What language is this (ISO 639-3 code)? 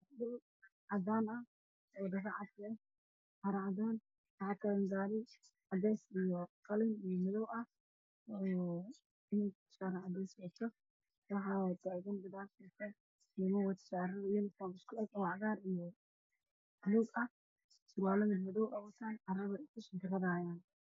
som